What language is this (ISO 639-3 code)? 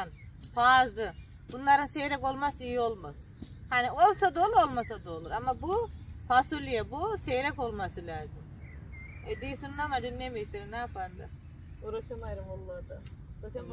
tur